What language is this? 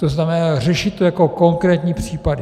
Czech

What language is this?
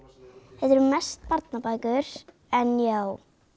Icelandic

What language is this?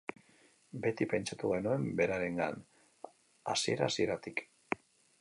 Basque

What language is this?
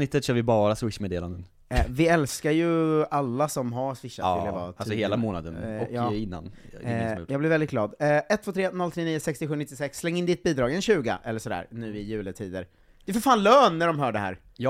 Swedish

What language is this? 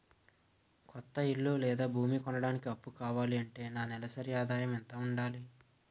Telugu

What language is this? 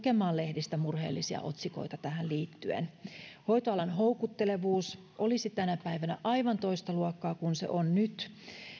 Finnish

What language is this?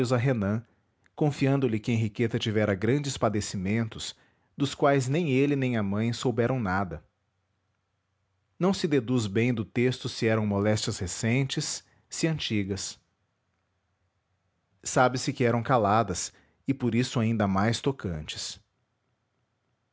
Portuguese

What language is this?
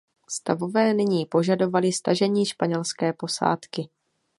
Czech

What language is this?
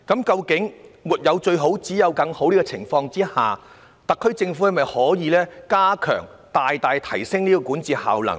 Cantonese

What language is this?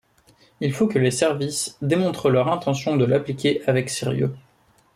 French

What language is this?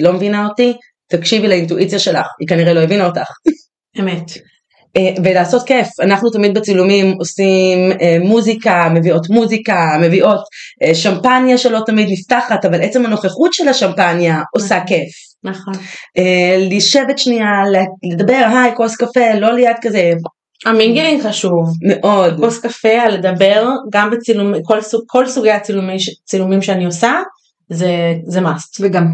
Hebrew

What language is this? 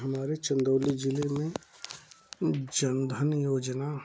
Hindi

